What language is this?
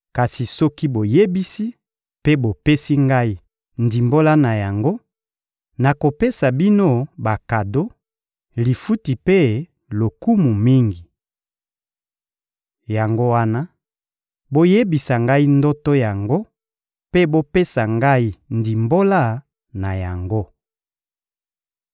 Lingala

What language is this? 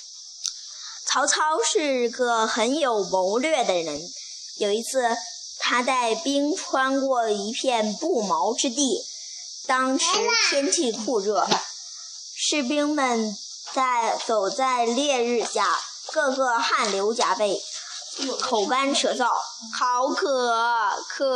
Chinese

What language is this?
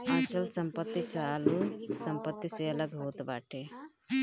Bhojpuri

